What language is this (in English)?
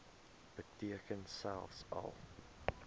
Afrikaans